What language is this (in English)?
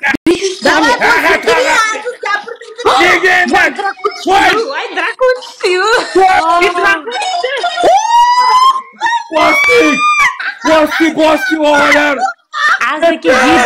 Turkish